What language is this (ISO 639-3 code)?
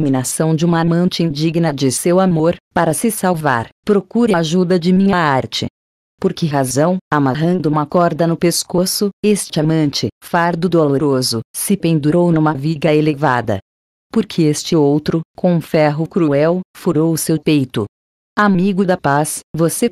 por